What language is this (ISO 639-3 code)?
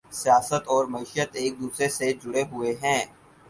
urd